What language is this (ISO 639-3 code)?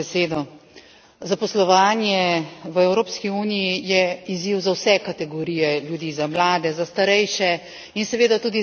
slv